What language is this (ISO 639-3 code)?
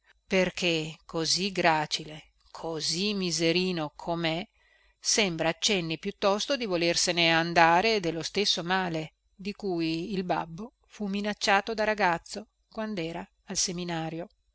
ita